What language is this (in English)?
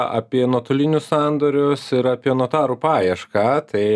Lithuanian